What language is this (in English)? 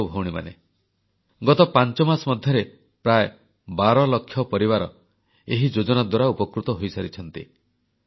Odia